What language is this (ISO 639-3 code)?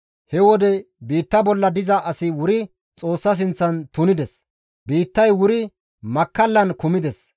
gmv